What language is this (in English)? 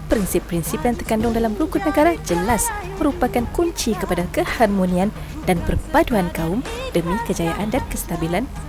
Malay